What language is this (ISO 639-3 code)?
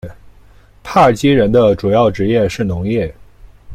zho